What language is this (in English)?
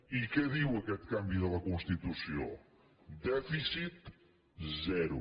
Catalan